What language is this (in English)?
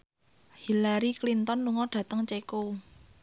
Javanese